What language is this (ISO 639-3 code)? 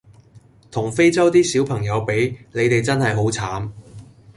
yue